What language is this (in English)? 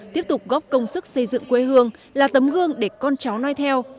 Vietnamese